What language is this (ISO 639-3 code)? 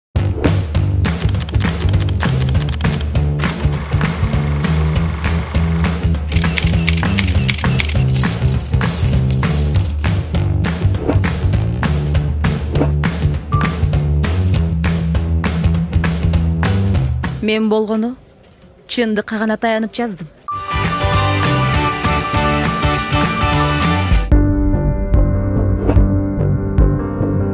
tur